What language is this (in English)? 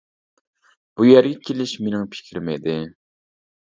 Uyghur